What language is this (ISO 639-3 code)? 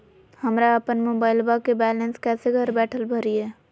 mag